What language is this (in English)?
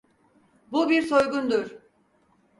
Turkish